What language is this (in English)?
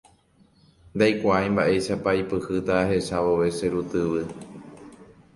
Guarani